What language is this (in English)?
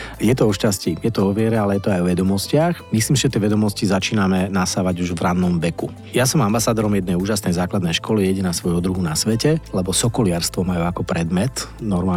Slovak